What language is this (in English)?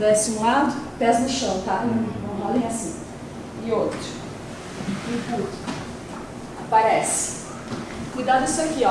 Portuguese